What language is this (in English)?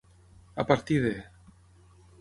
Catalan